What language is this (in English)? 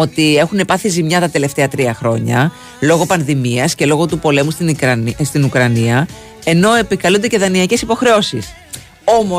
Greek